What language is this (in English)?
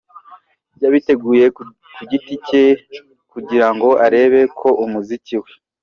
Kinyarwanda